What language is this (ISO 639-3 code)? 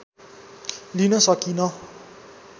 nep